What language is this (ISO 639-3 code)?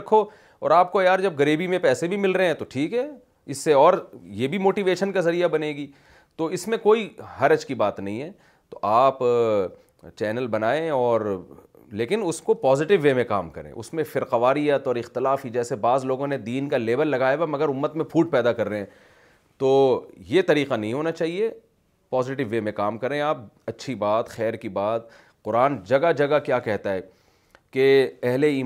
urd